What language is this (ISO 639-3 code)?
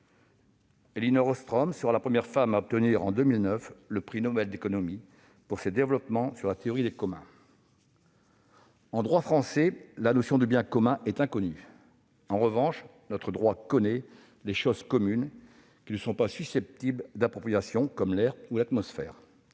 fra